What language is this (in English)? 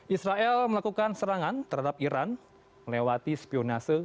Indonesian